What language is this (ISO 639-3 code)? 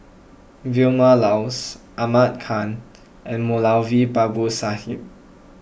eng